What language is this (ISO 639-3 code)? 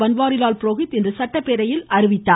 tam